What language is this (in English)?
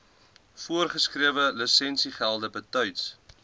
Afrikaans